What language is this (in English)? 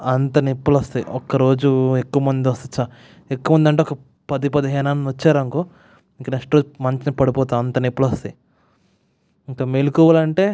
Telugu